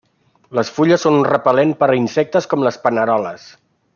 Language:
Catalan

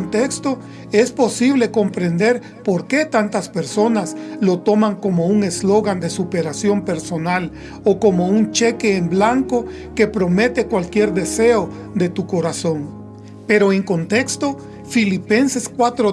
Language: Spanish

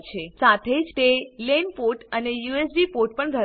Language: Gujarati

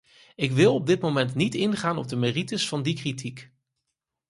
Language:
Dutch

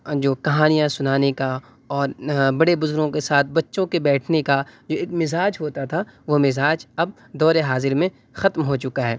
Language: Urdu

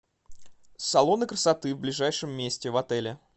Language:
Russian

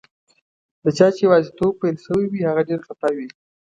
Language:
Pashto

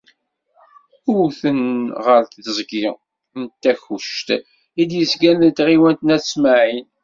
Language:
Kabyle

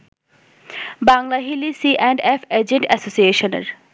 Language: Bangla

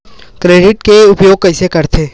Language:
Chhattisgarhi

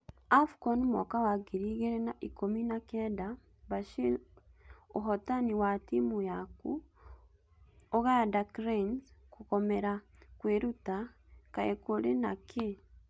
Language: Kikuyu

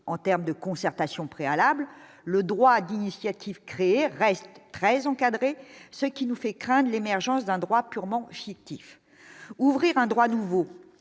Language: French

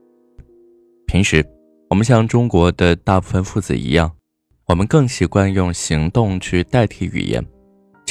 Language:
Chinese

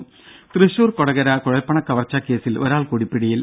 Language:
Malayalam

